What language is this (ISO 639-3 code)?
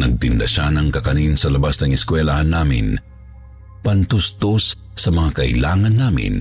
fil